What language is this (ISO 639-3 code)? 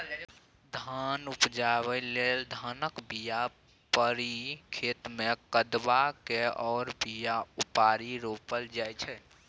mai